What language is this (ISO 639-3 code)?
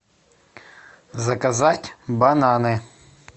rus